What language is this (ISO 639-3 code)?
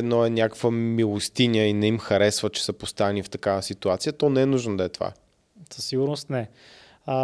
bul